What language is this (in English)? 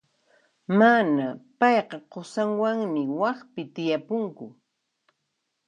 Puno Quechua